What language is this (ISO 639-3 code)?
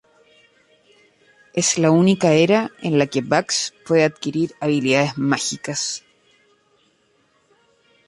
spa